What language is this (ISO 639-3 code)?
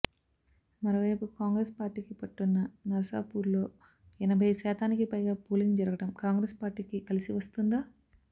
tel